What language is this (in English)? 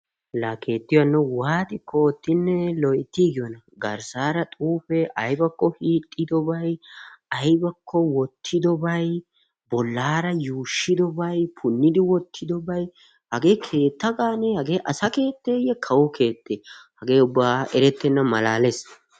Wolaytta